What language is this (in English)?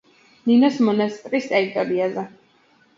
Georgian